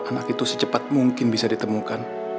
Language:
Indonesian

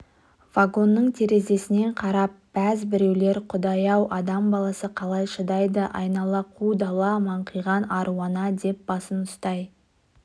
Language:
Kazakh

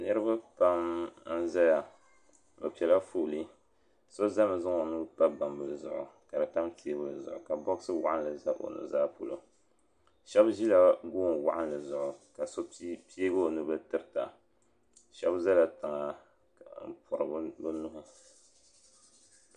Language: Dagbani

